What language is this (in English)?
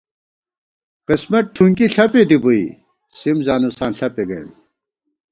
Gawar-Bati